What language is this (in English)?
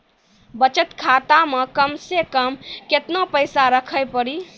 Maithili